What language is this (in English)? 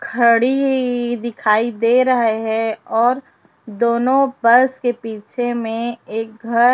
Hindi